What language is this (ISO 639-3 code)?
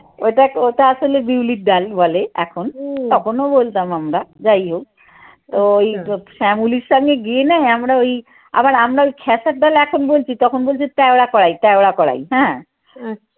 ben